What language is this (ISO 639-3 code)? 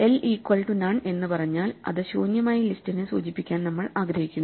mal